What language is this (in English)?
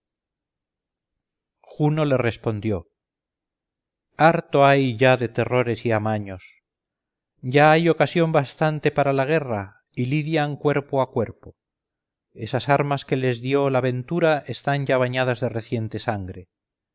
Spanish